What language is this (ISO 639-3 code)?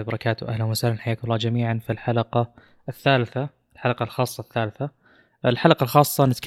ara